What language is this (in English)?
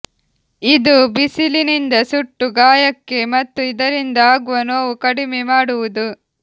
Kannada